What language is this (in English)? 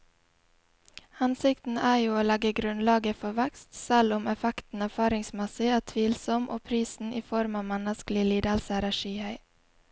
Norwegian